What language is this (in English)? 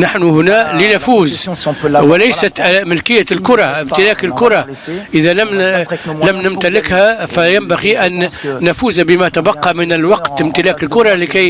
Arabic